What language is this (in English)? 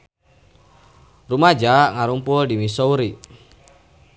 Sundanese